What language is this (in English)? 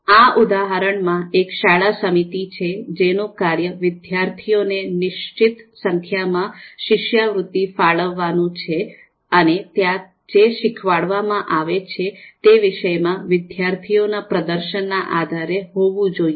Gujarati